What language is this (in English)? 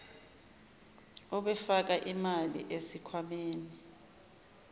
Zulu